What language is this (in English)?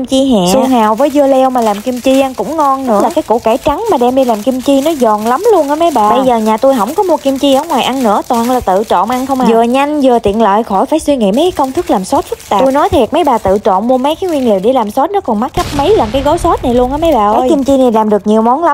Vietnamese